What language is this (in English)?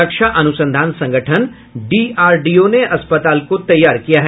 Hindi